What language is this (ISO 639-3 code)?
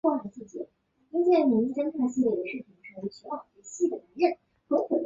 zho